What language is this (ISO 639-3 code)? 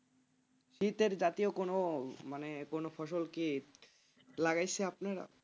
ben